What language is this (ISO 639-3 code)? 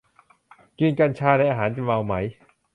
tha